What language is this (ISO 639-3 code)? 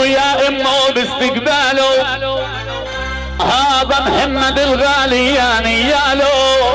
ara